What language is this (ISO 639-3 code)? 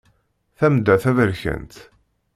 kab